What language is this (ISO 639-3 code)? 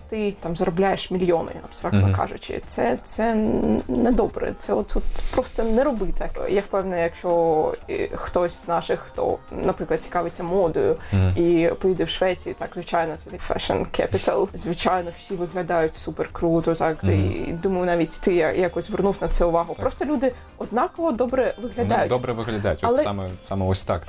ukr